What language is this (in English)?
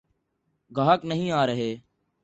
Urdu